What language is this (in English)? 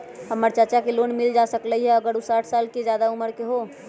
Magahi